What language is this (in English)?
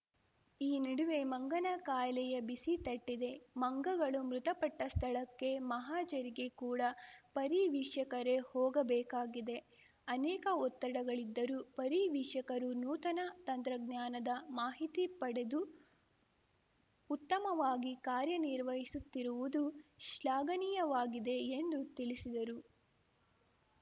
Kannada